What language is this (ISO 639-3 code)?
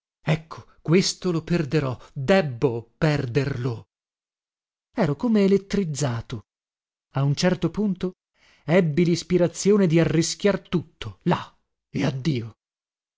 ita